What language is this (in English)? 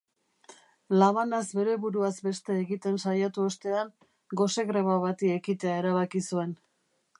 Basque